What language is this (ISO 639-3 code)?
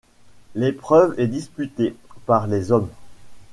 fra